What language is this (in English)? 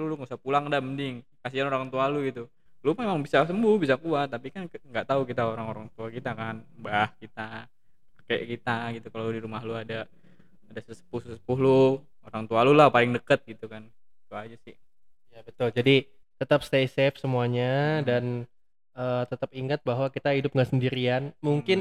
Indonesian